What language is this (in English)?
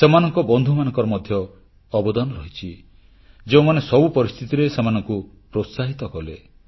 Odia